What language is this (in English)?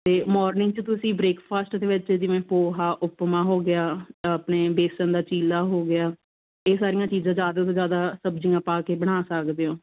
Punjabi